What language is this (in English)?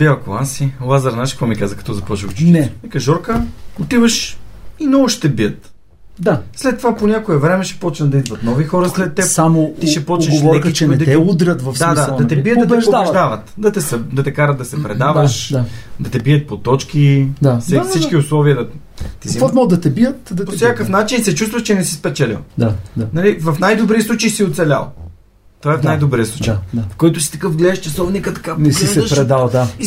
Bulgarian